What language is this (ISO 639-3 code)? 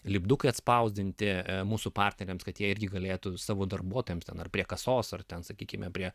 lit